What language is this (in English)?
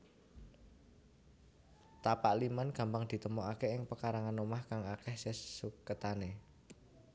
Javanese